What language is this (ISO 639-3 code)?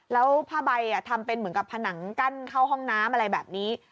tha